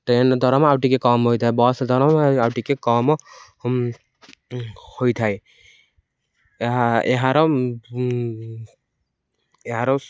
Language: Odia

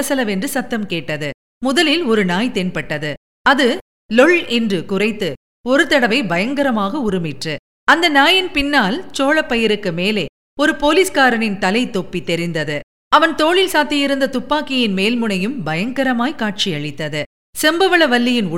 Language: Tamil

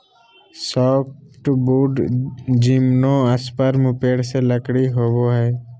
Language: Magahi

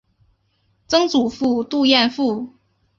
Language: Chinese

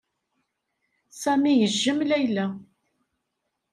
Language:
Kabyle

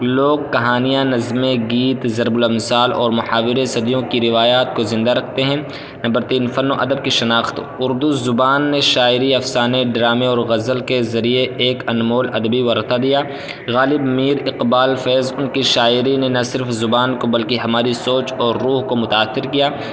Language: Urdu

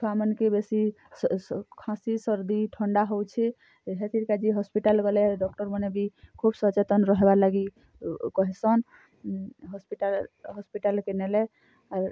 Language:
Odia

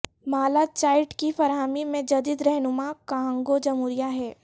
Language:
Urdu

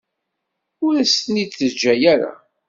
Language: Kabyle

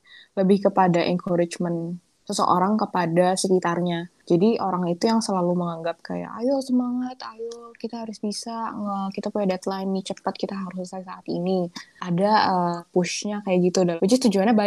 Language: Indonesian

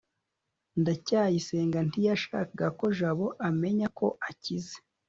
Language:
Kinyarwanda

